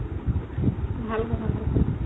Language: Assamese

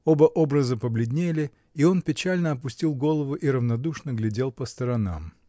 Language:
Russian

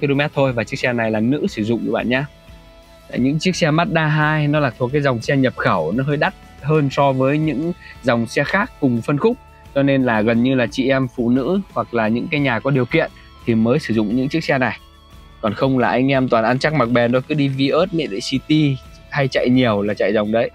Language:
Vietnamese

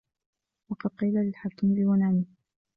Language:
Arabic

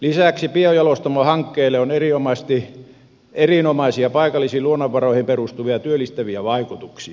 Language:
Finnish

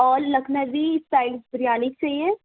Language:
Urdu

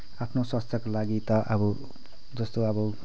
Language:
Nepali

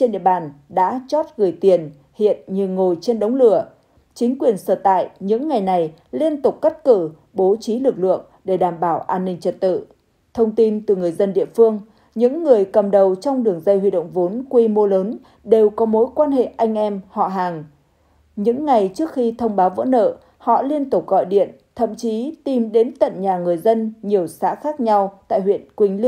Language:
Vietnamese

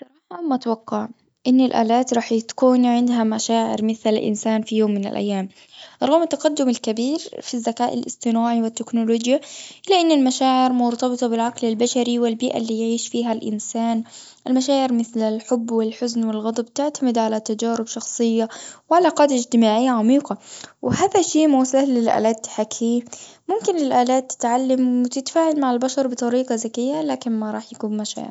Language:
Gulf Arabic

